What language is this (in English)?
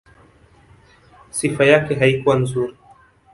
Swahili